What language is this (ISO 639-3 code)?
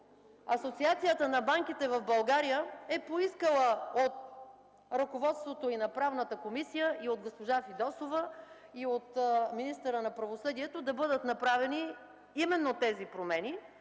bul